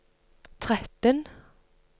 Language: Norwegian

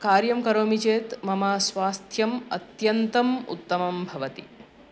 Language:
Sanskrit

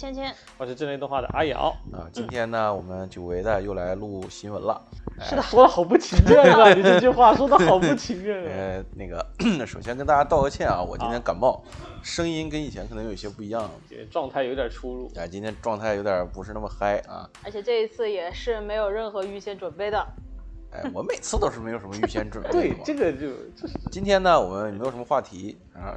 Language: Chinese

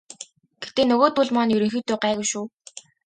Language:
Mongolian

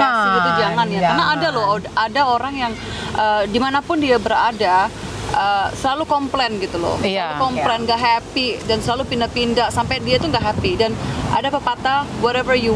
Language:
Indonesian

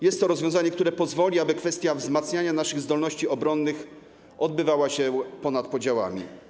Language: Polish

